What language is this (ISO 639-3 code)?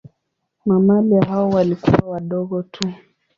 swa